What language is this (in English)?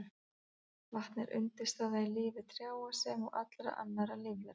Icelandic